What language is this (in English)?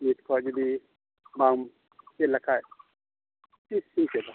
Santali